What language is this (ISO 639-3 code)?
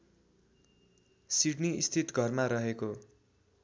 nep